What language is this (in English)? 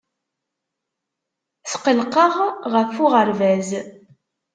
Kabyle